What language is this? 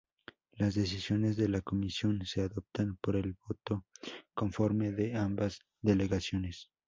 Spanish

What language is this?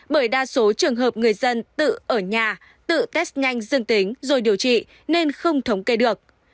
Vietnamese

